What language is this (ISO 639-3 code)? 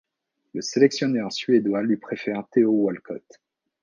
fra